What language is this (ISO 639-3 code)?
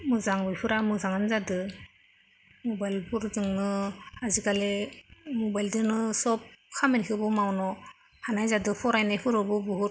brx